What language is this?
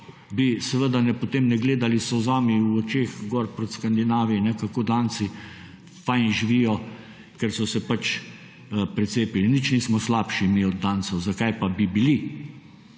Slovenian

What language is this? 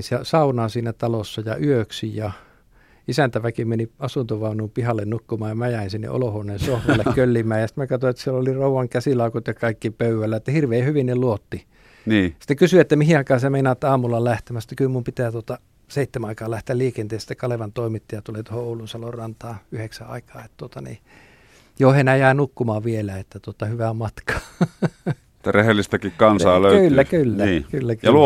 Finnish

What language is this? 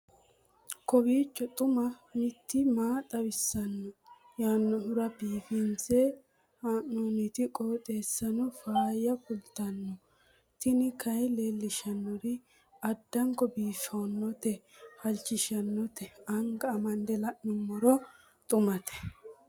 Sidamo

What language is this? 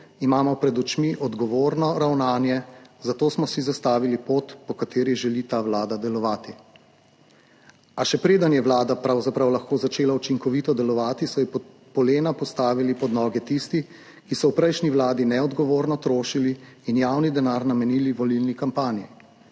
Slovenian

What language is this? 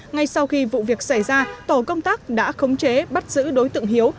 Vietnamese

